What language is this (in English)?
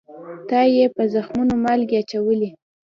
Pashto